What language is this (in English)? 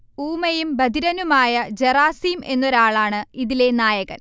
Malayalam